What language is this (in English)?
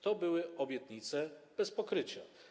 Polish